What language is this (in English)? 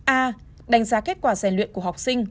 Vietnamese